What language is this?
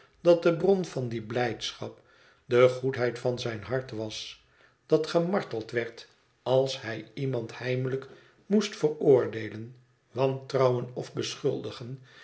Dutch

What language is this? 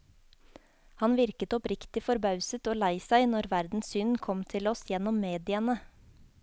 Norwegian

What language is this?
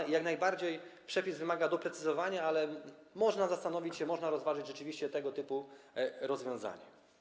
Polish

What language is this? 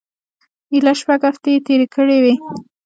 Pashto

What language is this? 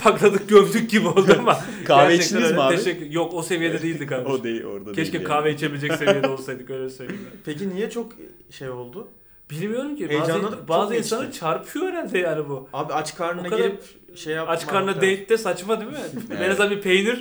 Turkish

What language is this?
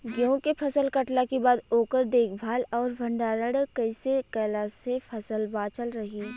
Bhojpuri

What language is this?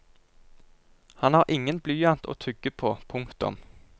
Norwegian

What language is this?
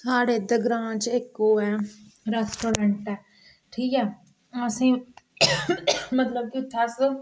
Dogri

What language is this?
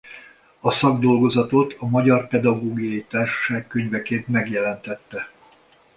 Hungarian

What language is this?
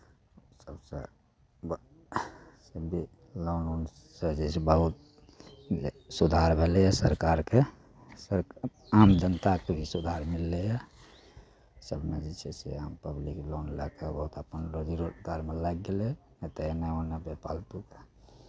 Maithili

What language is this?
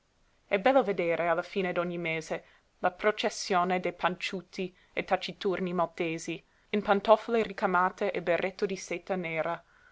Italian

